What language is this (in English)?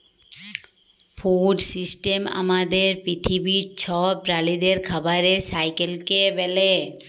Bangla